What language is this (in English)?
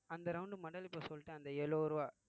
Tamil